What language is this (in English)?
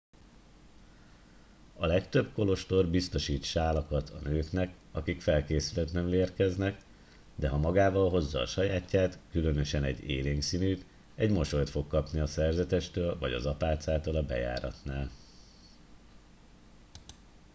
Hungarian